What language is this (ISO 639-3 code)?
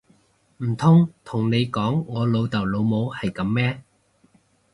yue